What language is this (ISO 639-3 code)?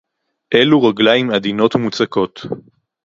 heb